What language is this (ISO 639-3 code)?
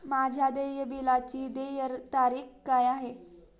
mar